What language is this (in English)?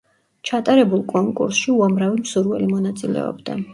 Georgian